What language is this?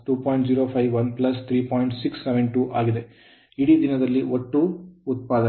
Kannada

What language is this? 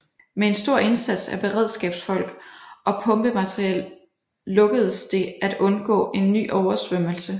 Danish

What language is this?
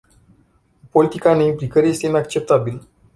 Romanian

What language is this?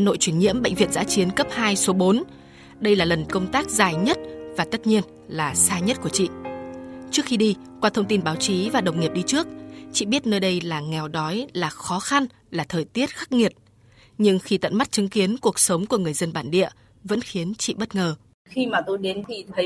Vietnamese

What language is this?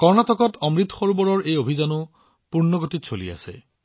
Assamese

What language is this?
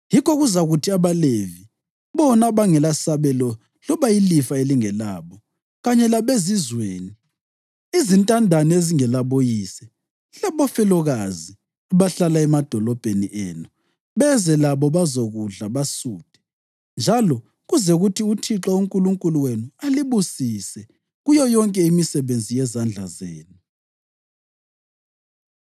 North Ndebele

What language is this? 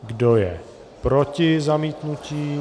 Czech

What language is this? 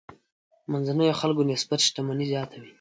Pashto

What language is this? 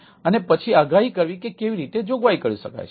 Gujarati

